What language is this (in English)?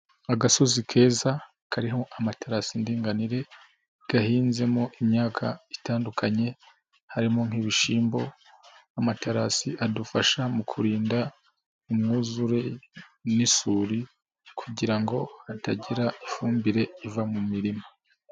Kinyarwanda